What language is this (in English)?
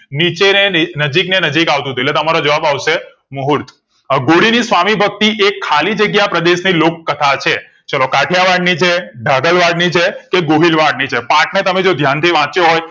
Gujarati